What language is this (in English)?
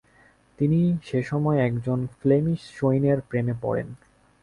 Bangla